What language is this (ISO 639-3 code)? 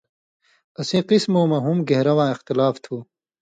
mvy